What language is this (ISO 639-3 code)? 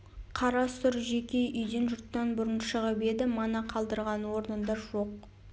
kaz